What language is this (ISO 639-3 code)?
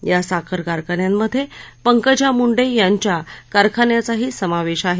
mar